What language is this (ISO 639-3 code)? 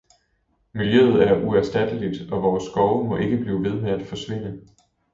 dan